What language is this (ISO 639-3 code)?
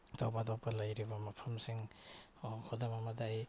mni